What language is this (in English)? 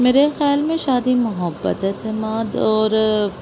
Urdu